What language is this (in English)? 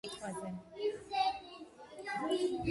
Georgian